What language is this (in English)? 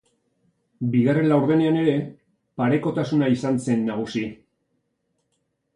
Basque